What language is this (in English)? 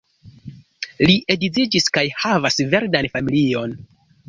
Esperanto